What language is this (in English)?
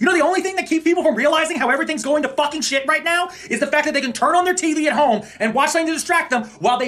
Bulgarian